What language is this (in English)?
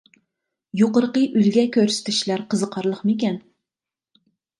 Uyghur